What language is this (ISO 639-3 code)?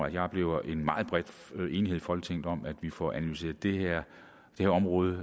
dan